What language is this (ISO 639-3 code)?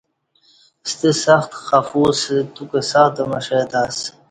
bsh